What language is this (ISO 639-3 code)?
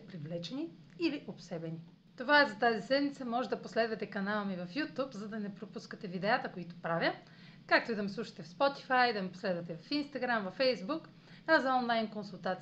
bul